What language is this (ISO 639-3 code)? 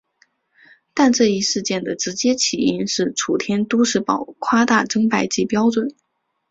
zho